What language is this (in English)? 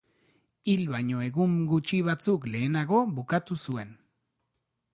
Basque